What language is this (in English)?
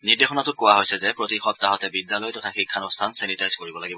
Assamese